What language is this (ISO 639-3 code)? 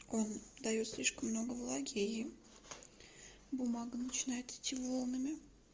rus